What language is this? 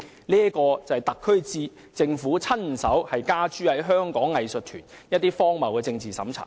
Cantonese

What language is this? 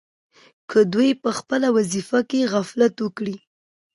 Pashto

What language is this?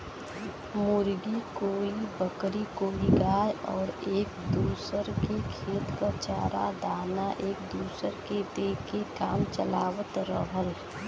Bhojpuri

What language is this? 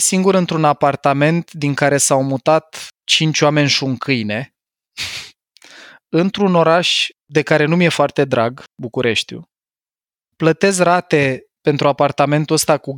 Romanian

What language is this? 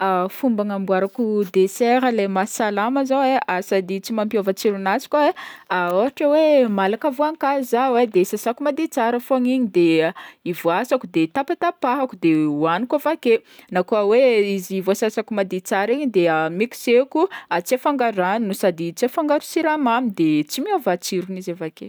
Northern Betsimisaraka Malagasy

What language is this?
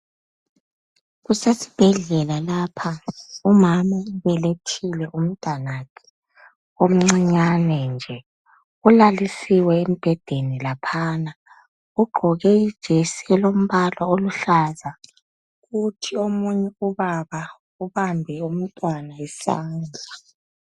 North Ndebele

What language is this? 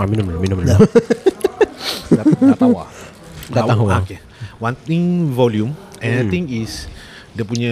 Malay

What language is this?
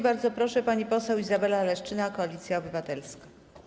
Polish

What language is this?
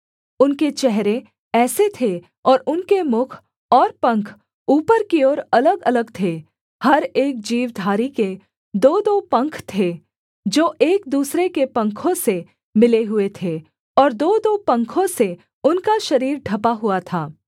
Hindi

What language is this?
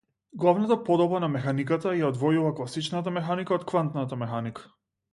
Macedonian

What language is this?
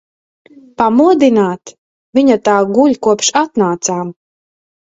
Latvian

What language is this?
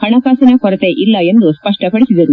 Kannada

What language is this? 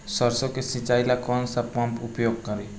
Bhojpuri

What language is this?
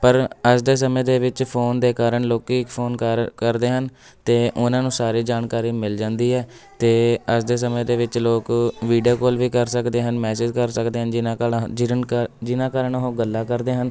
Punjabi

